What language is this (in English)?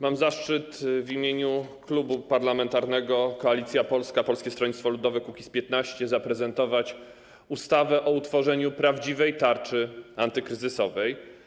Polish